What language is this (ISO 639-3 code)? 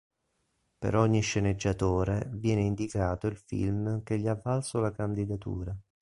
ita